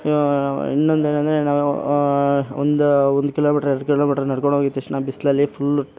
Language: Kannada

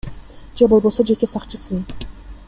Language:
Kyrgyz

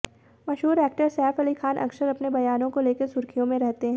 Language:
Hindi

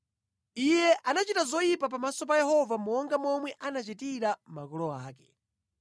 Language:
Nyanja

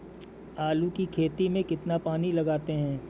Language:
Hindi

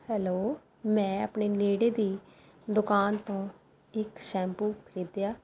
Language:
Punjabi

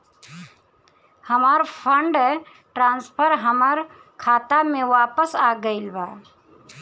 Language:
Bhojpuri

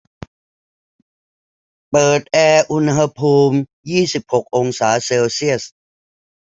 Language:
Thai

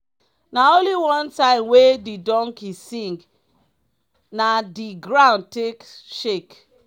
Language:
Nigerian Pidgin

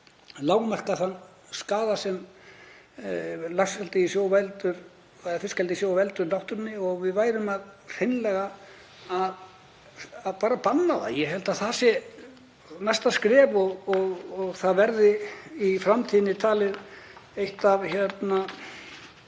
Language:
Icelandic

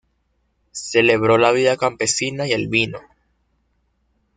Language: Spanish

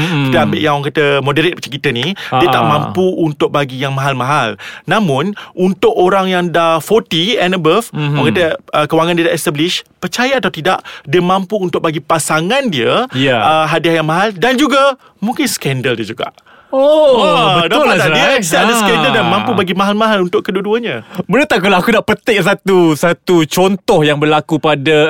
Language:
Malay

